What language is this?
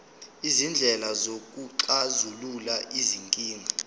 Zulu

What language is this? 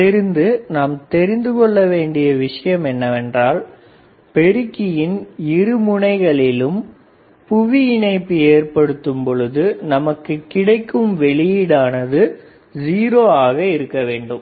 Tamil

